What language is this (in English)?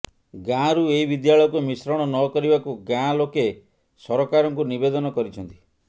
Odia